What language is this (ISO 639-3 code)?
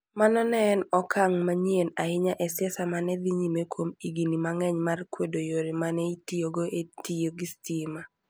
luo